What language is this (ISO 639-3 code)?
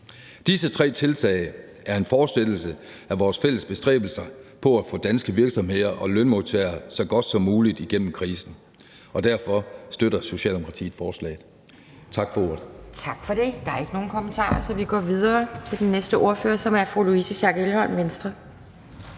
dan